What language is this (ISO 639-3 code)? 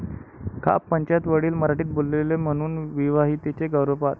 mar